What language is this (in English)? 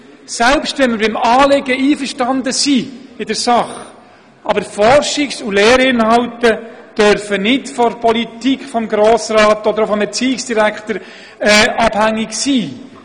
Swiss German